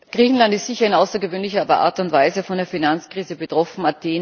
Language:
German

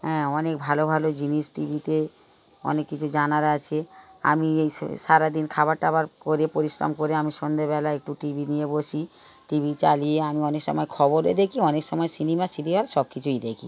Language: Bangla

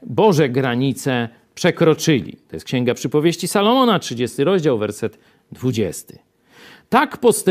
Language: Polish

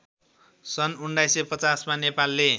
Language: Nepali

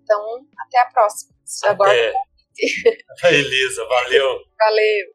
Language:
Portuguese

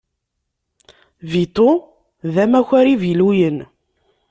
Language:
Kabyle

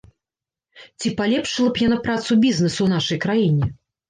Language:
Belarusian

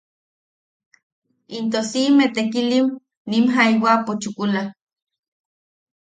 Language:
Yaqui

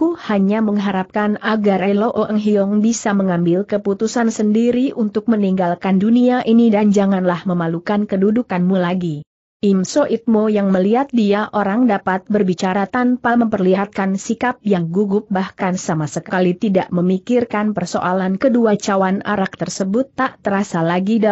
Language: Indonesian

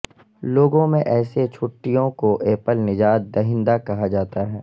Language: Urdu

